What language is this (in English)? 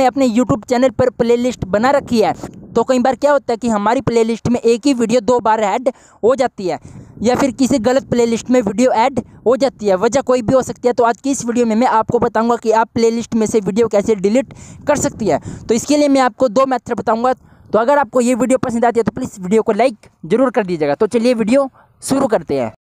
Hindi